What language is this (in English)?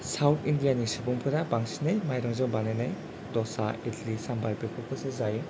Bodo